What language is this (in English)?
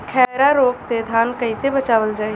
Bhojpuri